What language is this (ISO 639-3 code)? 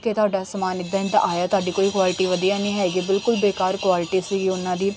pan